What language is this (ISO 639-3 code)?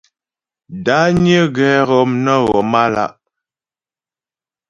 bbj